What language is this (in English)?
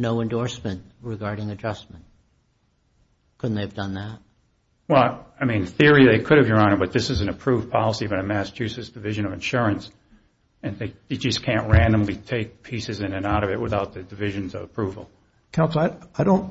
English